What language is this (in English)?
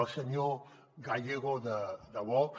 Catalan